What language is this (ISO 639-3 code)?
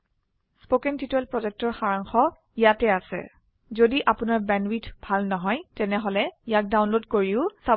asm